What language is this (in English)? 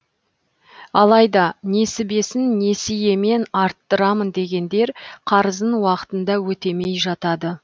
Kazakh